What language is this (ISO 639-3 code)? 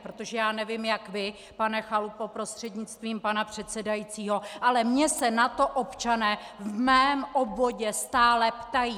ces